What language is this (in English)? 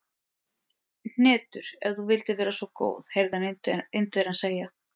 Icelandic